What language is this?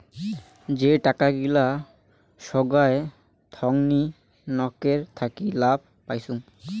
Bangla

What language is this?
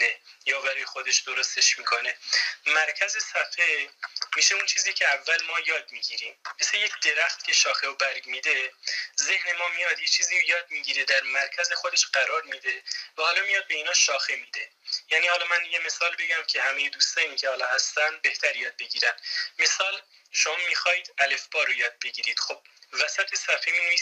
Persian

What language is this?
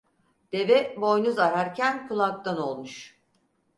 Turkish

